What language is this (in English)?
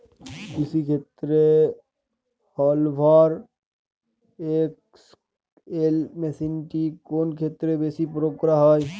Bangla